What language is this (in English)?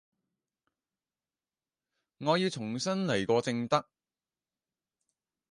Cantonese